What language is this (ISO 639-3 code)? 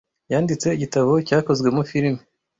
kin